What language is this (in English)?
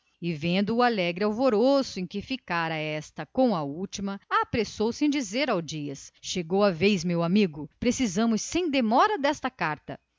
Portuguese